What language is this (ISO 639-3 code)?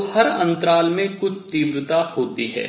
hin